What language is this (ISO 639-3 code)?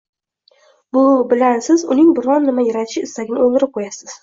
uzb